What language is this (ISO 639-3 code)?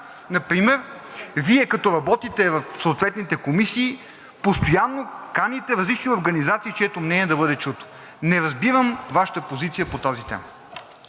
bul